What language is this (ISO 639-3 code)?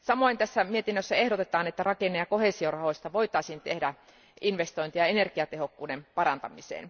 fin